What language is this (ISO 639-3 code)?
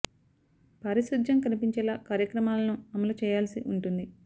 tel